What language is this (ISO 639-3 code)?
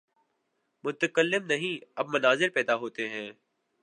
urd